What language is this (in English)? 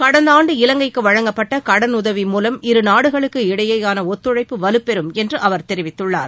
Tamil